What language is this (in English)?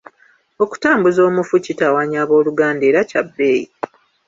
Ganda